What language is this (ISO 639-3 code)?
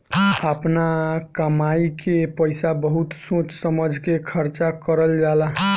bho